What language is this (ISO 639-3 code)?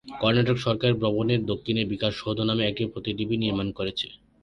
ben